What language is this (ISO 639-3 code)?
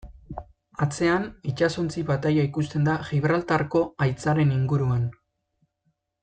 eus